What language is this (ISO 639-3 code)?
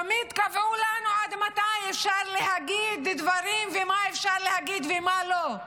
heb